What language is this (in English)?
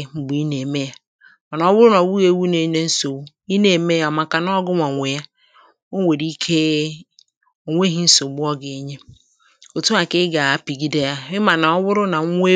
Igbo